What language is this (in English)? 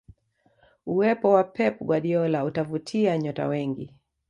Swahili